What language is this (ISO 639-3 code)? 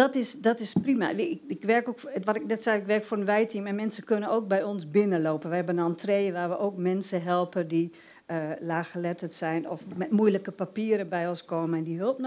nld